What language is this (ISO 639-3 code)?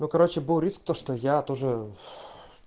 rus